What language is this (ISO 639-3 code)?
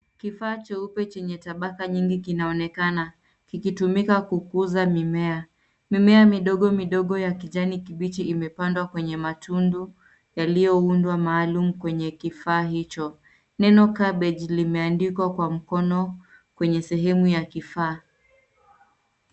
swa